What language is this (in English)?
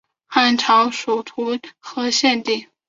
Chinese